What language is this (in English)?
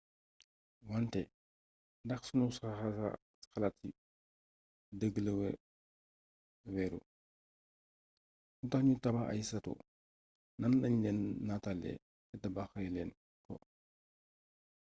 Wolof